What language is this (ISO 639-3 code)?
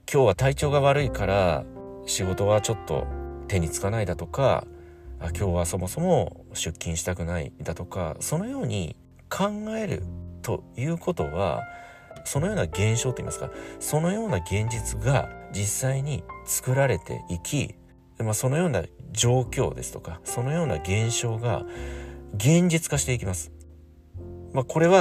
jpn